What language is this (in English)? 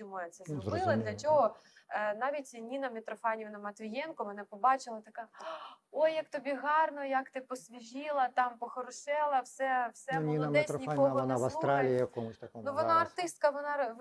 Ukrainian